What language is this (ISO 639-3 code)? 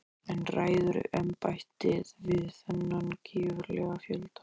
isl